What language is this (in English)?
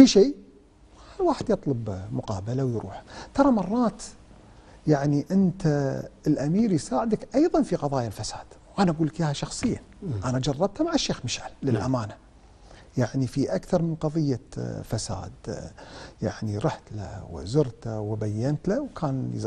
Arabic